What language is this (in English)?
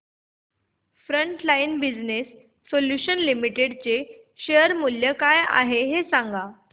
Marathi